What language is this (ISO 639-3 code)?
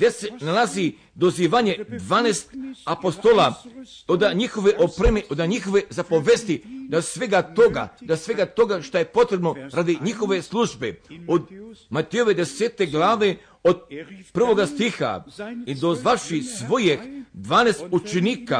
hrv